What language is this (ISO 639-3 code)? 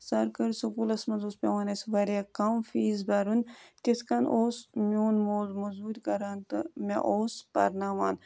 kas